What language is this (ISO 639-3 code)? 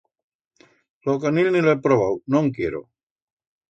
arg